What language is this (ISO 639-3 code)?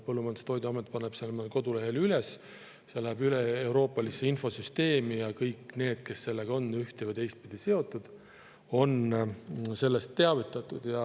est